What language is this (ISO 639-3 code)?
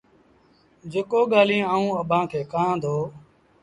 sbn